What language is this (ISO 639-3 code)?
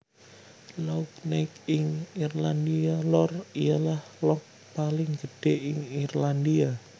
jav